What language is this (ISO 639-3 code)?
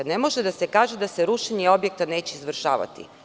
srp